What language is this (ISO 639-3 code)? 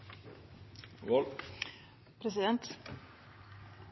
nob